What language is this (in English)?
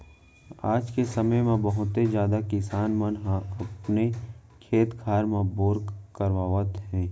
Chhattisgarhi